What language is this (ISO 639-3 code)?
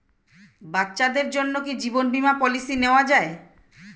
ben